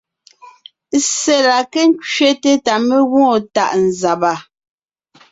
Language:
Ngiemboon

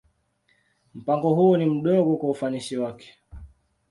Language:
Swahili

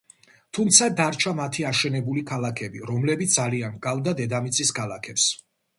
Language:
Georgian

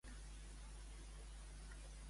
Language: Catalan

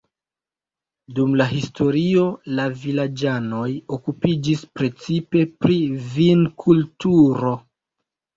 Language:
Esperanto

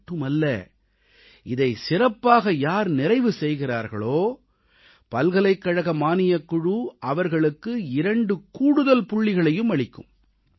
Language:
Tamil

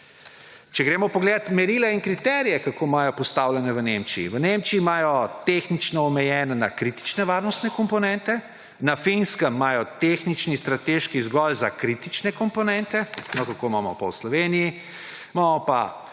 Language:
Slovenian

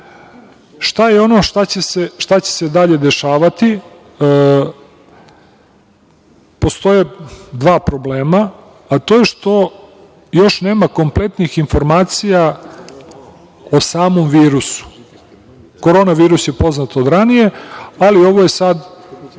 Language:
Serbian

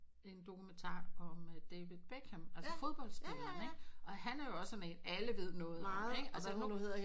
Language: Danish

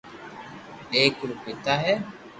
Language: Loarki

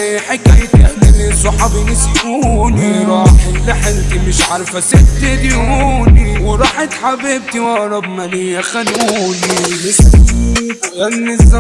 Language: Arabic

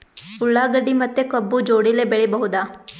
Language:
Kannada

